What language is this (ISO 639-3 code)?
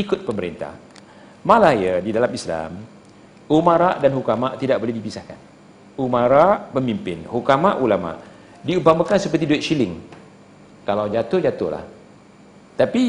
msa